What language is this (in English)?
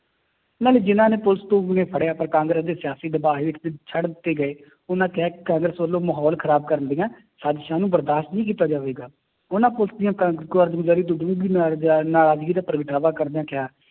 Punjabi